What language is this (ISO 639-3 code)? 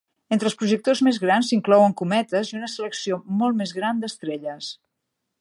cat